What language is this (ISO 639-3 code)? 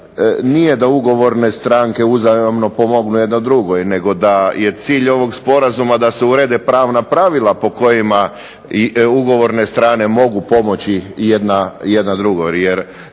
hrv